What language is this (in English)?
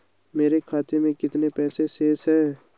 Hindi